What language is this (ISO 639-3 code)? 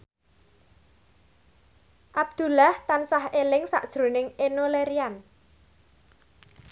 jav